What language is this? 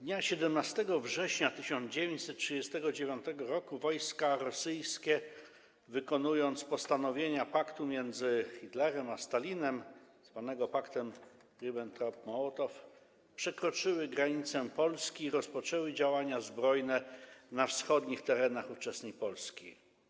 Polish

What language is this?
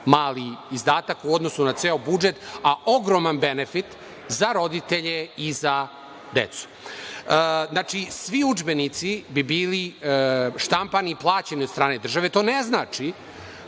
Serbian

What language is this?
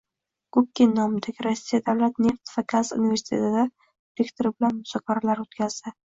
Uzbek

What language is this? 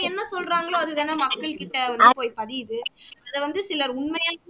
Tamil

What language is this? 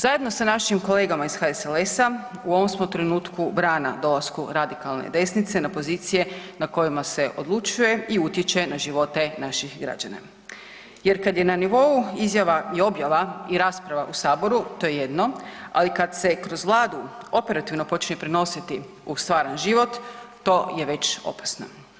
Croatian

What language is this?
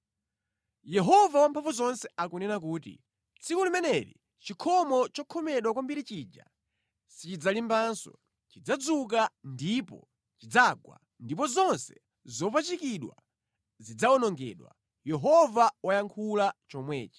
Nyanja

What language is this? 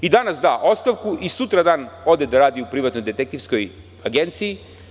Serbian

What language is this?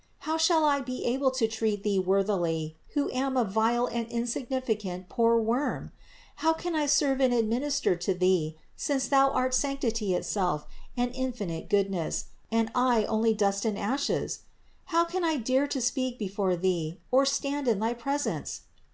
English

